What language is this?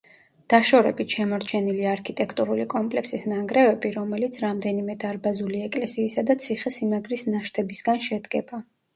Georgian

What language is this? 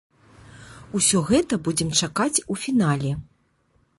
Belarusian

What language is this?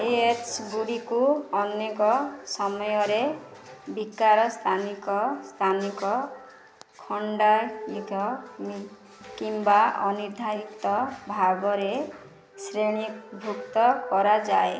Odia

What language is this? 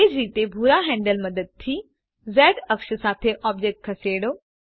Gujarati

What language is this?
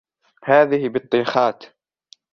Arabic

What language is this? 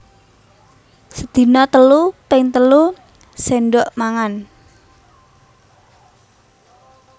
Javanese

